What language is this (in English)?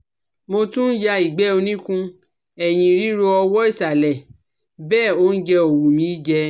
Yoruba